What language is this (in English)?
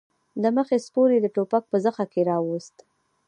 Pashto